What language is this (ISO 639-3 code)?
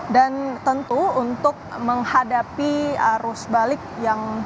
ind